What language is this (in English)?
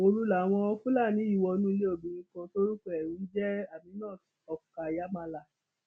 Yoruba